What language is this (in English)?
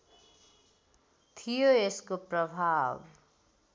Nepali